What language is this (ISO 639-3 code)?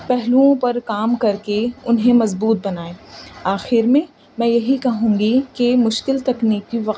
urd